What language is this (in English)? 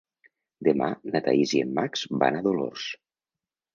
Catalan